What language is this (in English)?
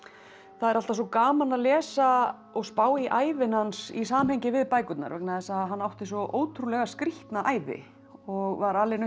Icelandic